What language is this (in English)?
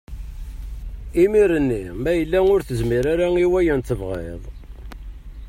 Kabyle